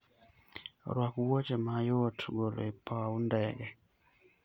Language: Luo (Kenya and Tanzania)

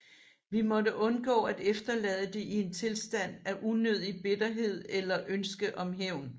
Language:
Danish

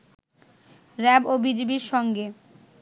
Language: Bangla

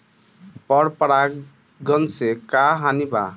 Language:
Bhojpuri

